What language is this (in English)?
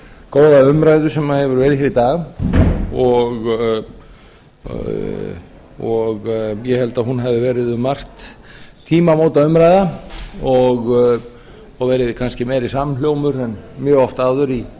Icelandic